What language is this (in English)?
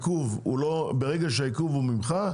Hebrew